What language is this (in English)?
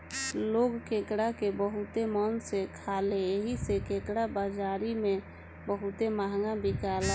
Bhojpuri